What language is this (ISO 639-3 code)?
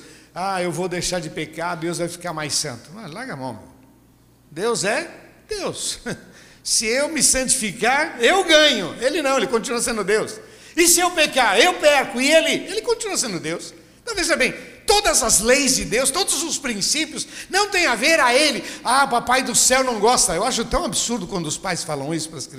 por